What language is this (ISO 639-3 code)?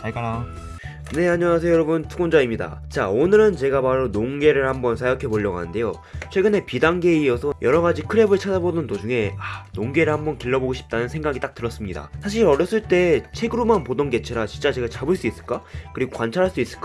kor